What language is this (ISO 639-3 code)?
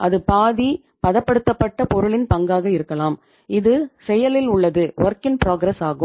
tam